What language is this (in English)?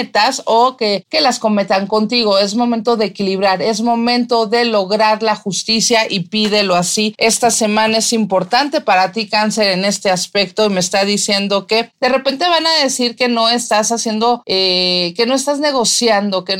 Spanish